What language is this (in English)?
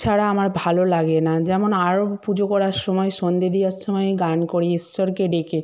Bangla